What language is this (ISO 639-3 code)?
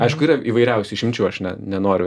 lit